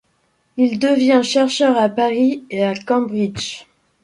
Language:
French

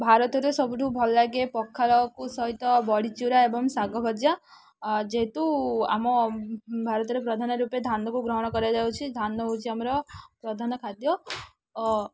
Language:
Odia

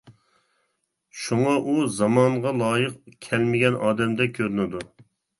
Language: Uyghur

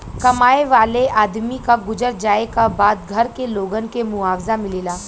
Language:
Bhojpuri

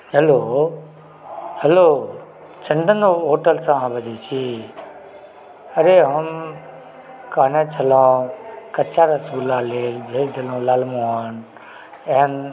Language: Maithili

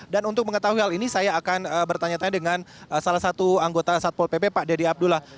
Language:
Indonesian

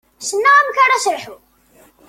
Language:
Kabyle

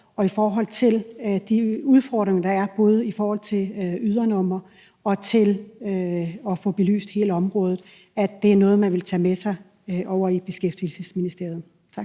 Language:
Danish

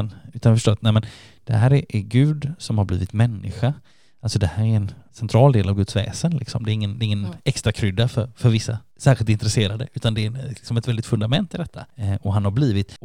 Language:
Swedish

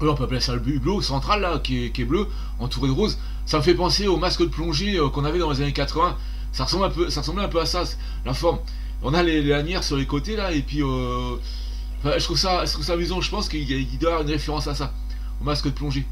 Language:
French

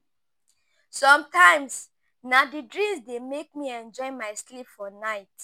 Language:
Nigerian Pidgin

